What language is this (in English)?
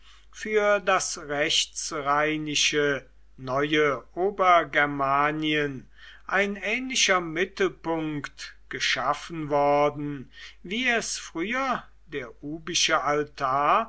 German